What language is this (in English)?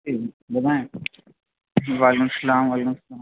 Urdu